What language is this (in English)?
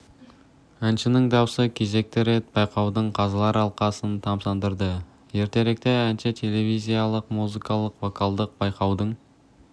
Kazakh